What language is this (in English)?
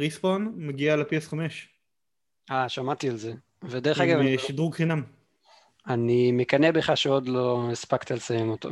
Hebrew